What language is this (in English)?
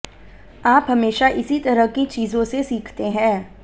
Hindi